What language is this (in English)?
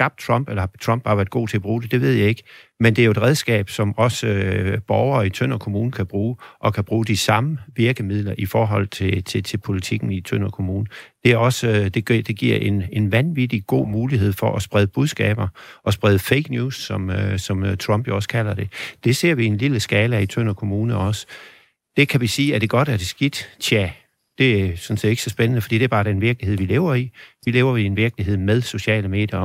Danish